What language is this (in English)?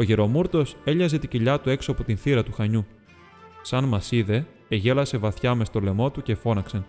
Greek